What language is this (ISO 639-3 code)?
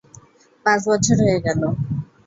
ben